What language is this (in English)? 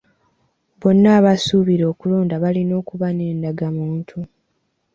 Ganda